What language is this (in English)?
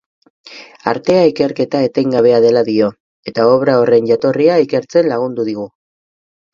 Basque